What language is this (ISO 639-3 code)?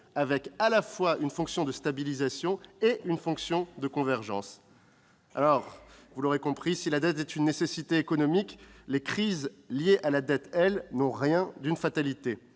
fra